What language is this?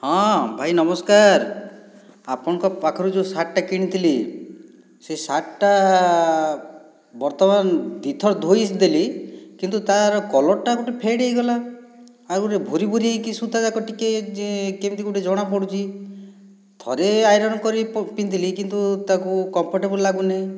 Odia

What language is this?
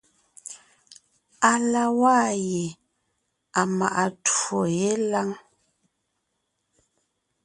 Ngiemboon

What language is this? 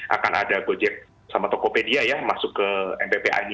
Indonesian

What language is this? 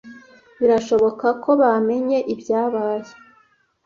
Kinyarwanda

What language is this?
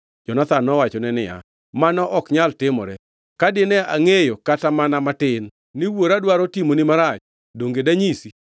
Luo (Kenya and Tanzania)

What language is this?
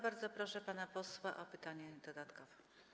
Polish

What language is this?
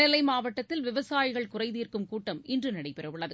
Tamil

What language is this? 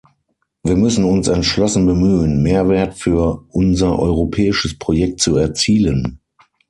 German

